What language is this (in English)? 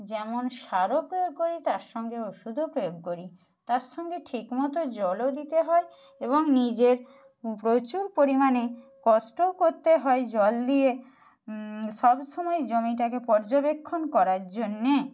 Bangla